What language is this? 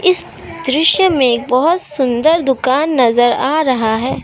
Hindi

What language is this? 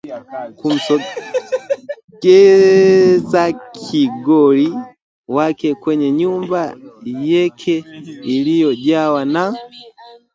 Swahili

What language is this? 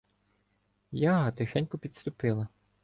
Ukrainian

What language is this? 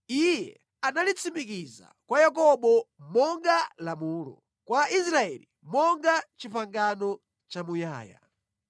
Nyanja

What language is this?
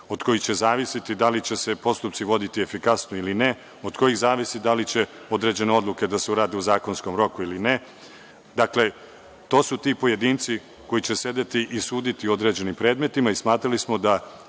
Serbian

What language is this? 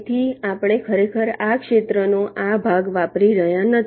Gujarati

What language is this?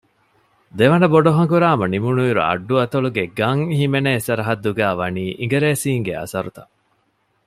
Divehi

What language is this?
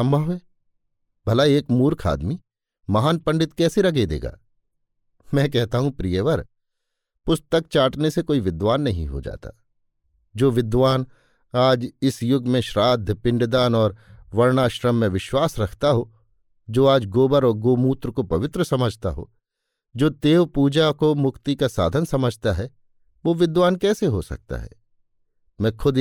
Hindi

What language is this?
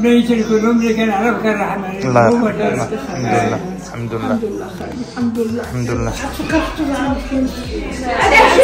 Arabic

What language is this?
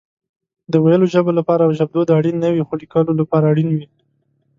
Pashto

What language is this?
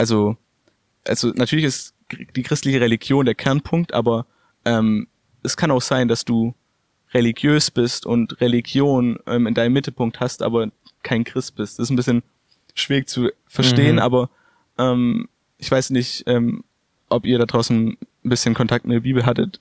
German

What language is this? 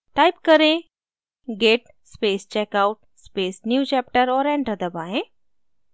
Hindi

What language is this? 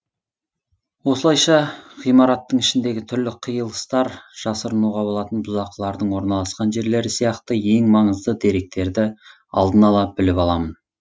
Kazakh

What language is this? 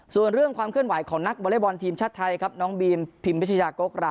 Thai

